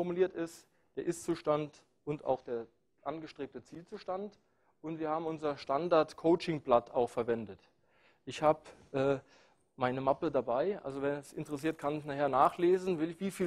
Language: German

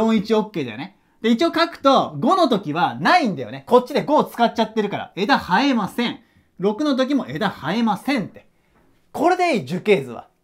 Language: Japanese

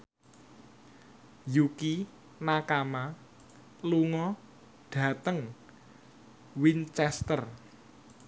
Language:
Javanese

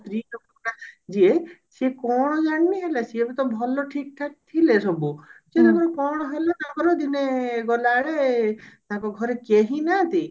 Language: Odia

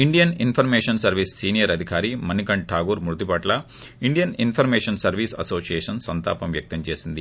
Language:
Telugu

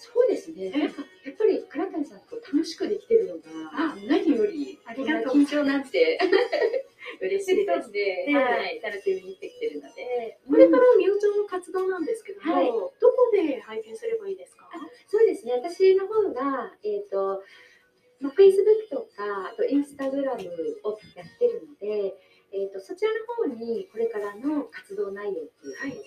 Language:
Japanese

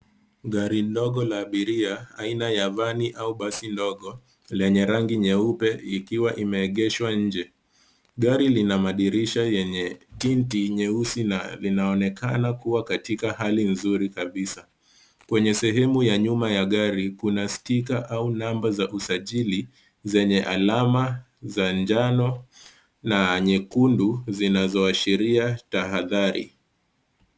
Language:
Swahili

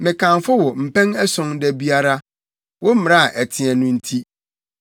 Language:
Akan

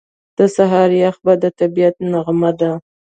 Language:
Pashto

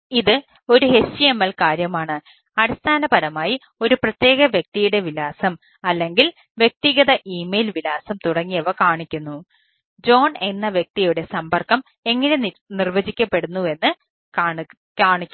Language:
Malayalam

